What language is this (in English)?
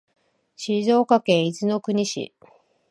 Japanese